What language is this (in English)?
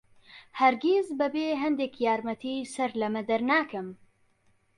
Central Kurdish